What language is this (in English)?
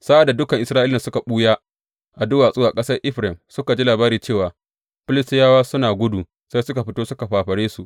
Hausa